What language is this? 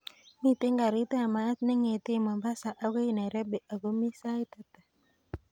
Kalenjin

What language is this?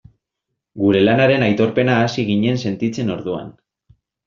Basque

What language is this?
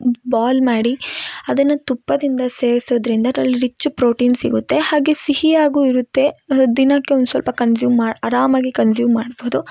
Kannada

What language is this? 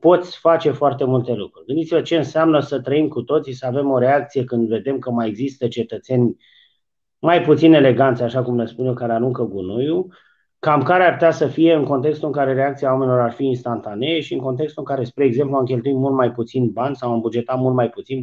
Romanian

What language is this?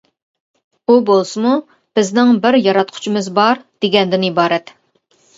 Uyghur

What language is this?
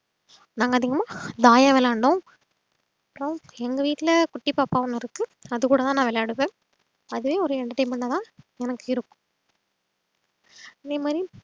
Tamil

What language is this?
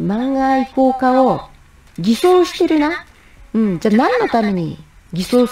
Japanese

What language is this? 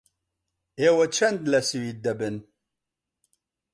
Central Kurdish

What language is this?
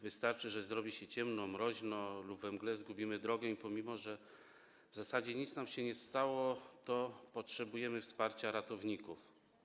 Polish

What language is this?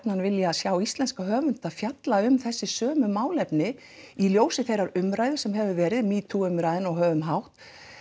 Icelandic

